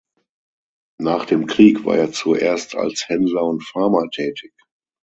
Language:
German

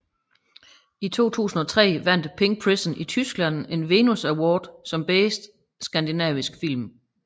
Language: Danish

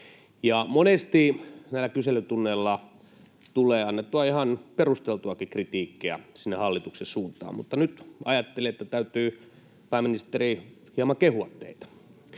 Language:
Finnish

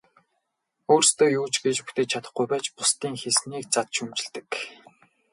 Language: Mongolian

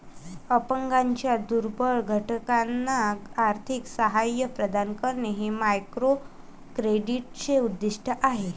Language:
Marathi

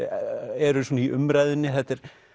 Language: Icelandic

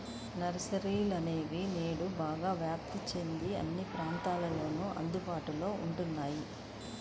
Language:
Telugu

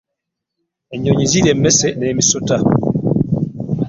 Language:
Ganda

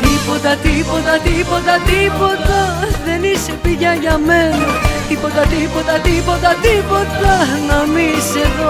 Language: Greek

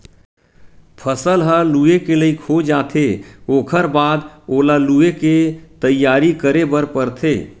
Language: Chhattisgarhi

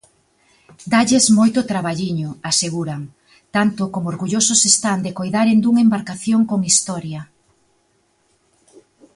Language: Galician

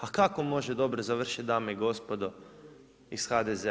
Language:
Croatian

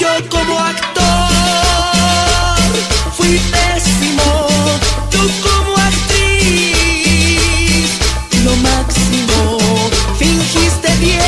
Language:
Romanian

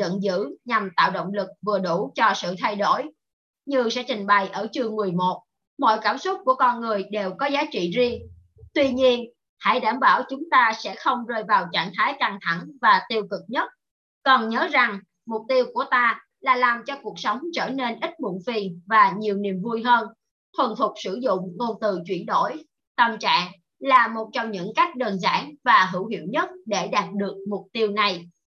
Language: Vietnamese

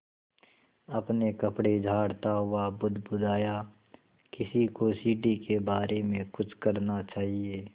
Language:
Hindi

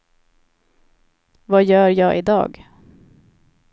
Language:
Swedish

